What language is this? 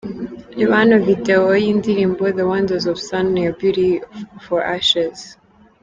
Kinyarwanda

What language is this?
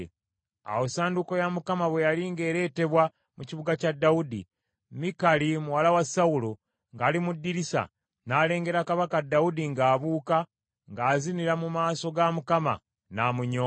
Ganda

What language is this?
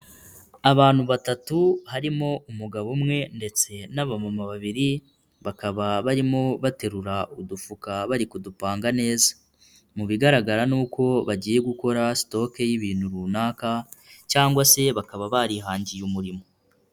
Kinyarwanda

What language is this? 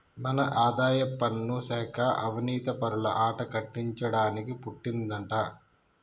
Telugu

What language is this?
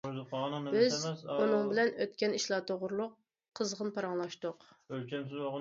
Uyghur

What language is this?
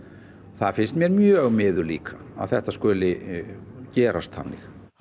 Icelandic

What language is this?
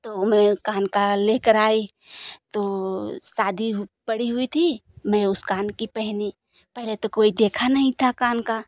Hindi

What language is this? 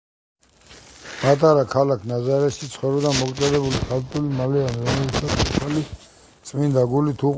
Georgian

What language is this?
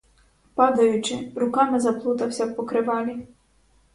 Ukrainian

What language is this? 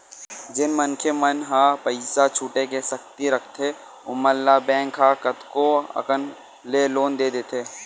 Chhattisgarhi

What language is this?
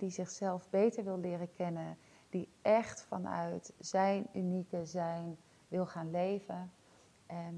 Dutch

